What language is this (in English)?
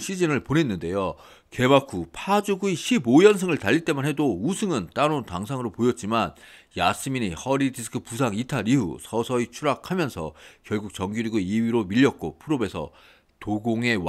Korean